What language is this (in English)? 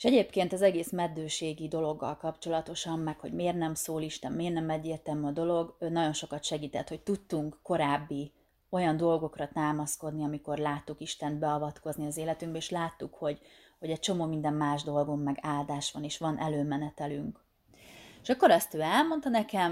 Hungarian